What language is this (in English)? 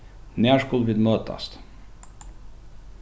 Faroese